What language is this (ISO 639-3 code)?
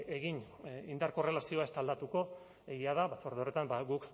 eus